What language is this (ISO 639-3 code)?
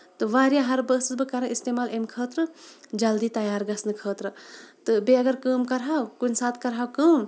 kas